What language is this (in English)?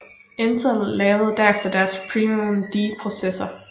Danish